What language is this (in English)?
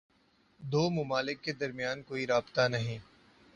Urdu